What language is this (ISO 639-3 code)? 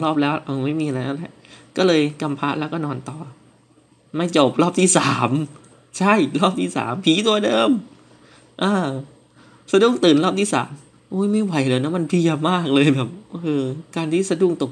tha